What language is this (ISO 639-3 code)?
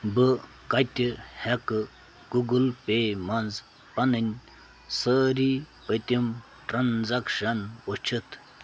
kas